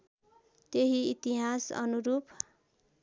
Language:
Nepali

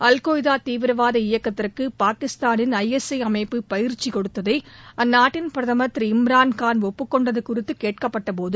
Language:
Tamil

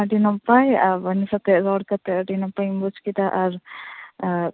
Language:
Santali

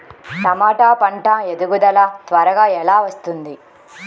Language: Telugu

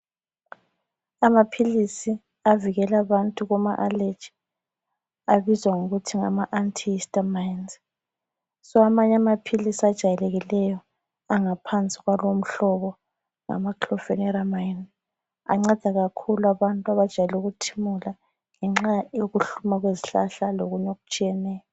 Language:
North Ndebele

